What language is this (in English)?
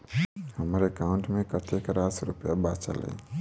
Maithili